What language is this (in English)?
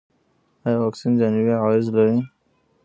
Pashto